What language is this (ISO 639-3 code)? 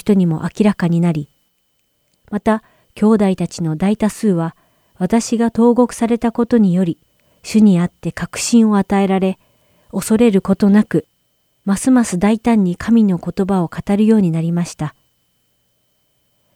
jpn